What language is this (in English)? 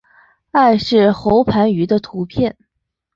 Chinese